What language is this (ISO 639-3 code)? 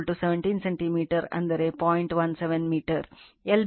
kan